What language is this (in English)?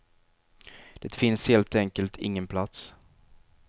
Swedish